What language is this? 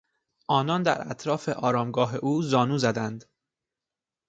Persian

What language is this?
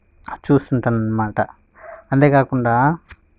Telugu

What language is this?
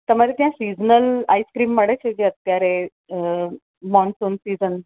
Gujarati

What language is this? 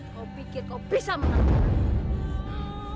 Indonesian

